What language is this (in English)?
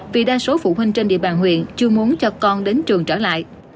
Vietnamese